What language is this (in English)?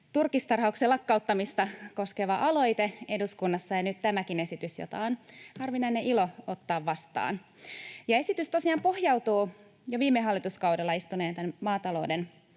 Finnish